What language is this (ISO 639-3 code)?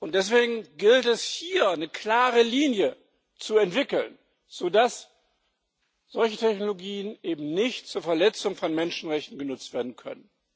deu